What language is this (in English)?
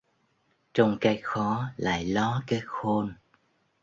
Vietnamese